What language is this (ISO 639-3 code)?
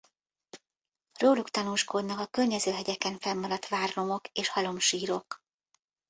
hun